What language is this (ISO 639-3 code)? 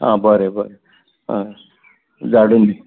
kok